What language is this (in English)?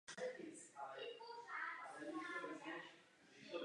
Czech